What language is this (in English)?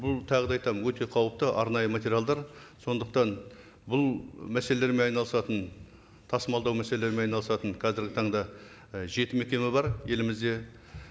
Kazakh